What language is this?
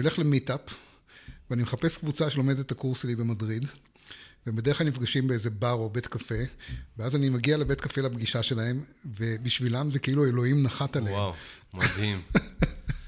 Hebrew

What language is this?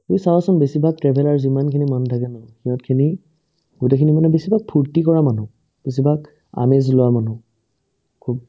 Assamese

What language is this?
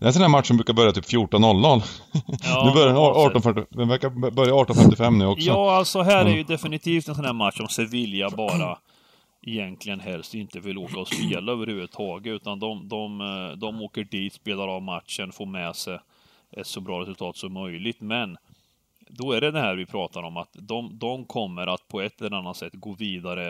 Swedish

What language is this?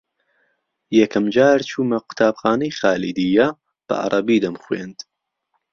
Central Kurdish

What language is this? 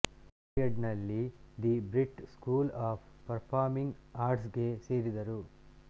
Kannada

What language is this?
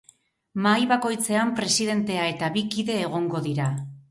Basque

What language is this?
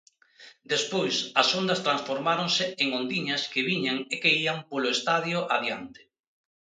Galician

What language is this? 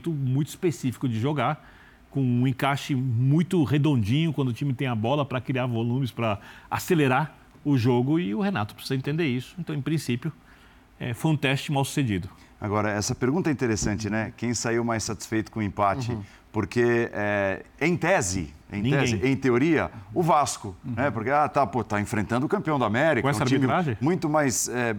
Portuguese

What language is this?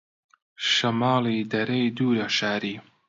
Central Kurdish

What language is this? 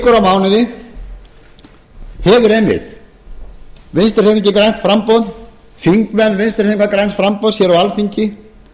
Icelandic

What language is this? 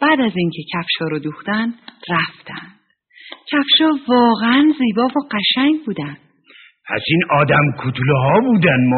Persian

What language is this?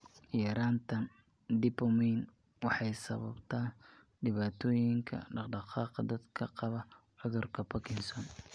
Somali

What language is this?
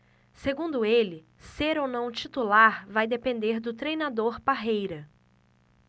Portuguese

